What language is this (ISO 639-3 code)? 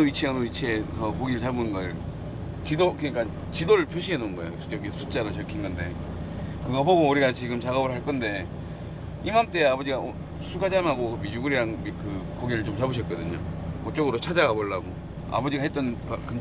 kor